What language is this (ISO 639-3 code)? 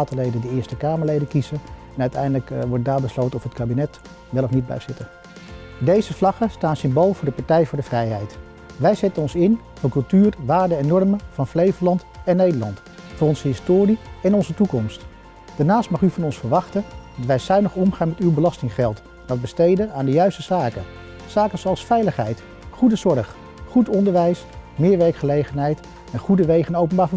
nld